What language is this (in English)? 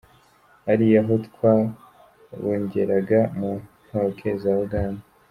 Kinyarwanda